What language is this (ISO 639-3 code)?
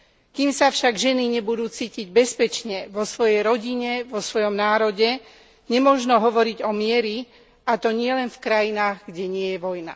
slk